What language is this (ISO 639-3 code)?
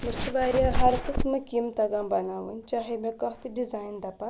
kas